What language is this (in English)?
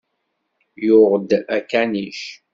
Kabyle